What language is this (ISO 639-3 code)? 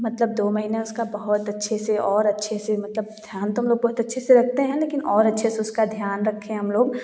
hin